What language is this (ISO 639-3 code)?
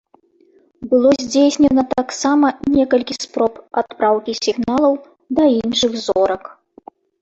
bel